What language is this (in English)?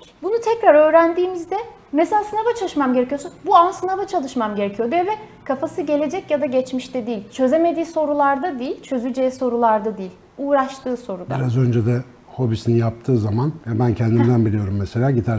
Turkish